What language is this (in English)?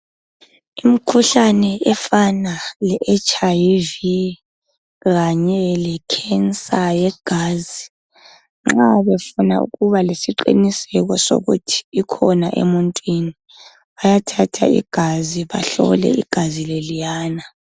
North Ndebele